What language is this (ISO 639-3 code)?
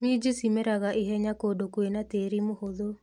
kik